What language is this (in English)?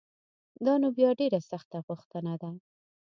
Pashto